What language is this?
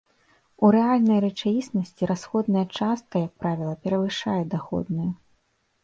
Belarusian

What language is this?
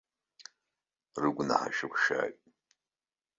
Abkhazian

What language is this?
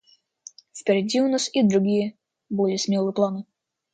Russian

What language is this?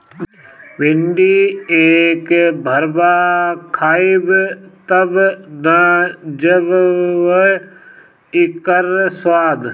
Bhojpuri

